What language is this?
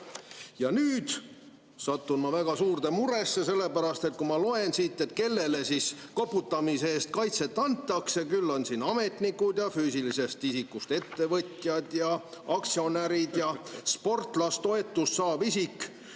Estonian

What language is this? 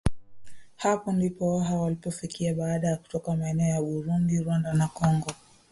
Swahili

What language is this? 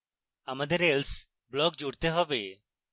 Bangla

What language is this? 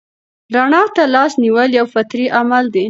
Pashto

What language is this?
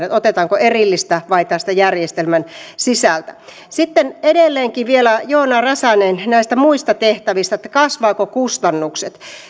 Finnish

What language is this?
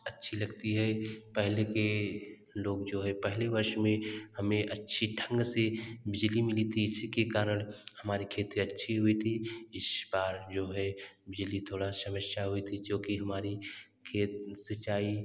Hindi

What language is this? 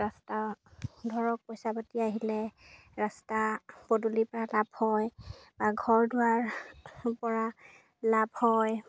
Assamese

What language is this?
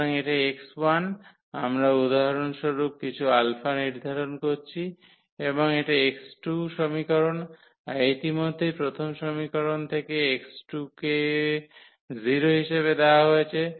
Bangla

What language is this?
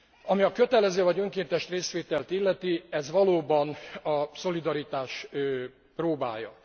Hungarian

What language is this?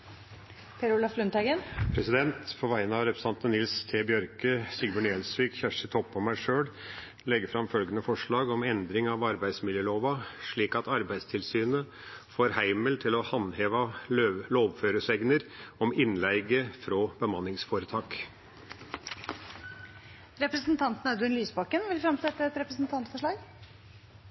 Norwegian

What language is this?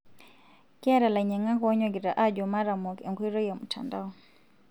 Masai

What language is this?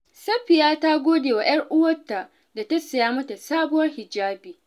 Hausa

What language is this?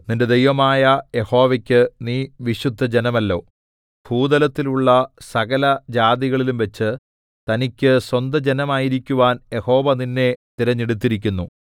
Malayalam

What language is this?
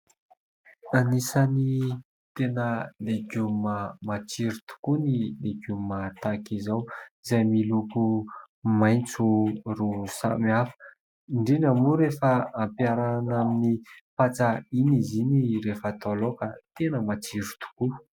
Malagasy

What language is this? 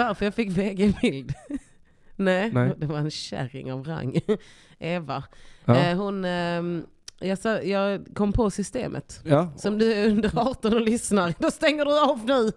Swedish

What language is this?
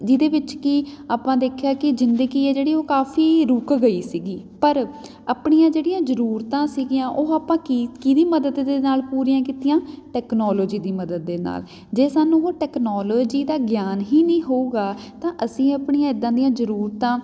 Punjabi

